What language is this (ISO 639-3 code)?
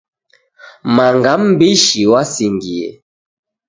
dav